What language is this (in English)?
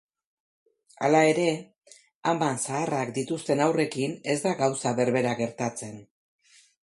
Basque